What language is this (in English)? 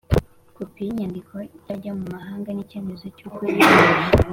Kinyarwanda